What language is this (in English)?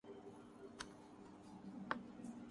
Urdu